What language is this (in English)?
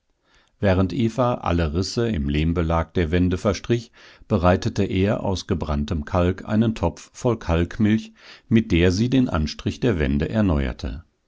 German